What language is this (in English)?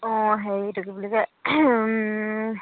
Assamese